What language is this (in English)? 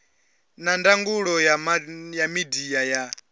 Venda